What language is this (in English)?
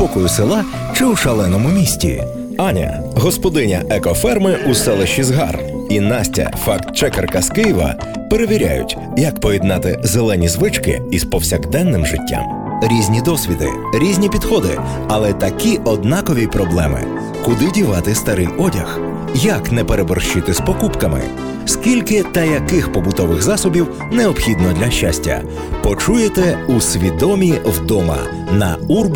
Ukrainian